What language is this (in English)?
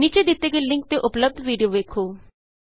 Punjabi